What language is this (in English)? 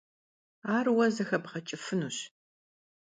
Kabardian